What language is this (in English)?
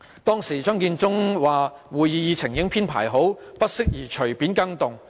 Cantonese